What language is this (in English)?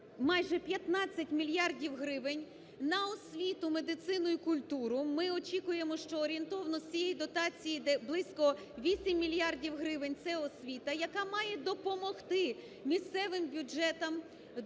Ukrainian